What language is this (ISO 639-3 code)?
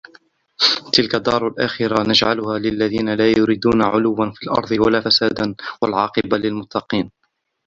ara